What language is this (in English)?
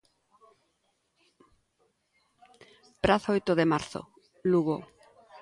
Galician